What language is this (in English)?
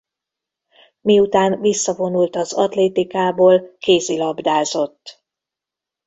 Hungarian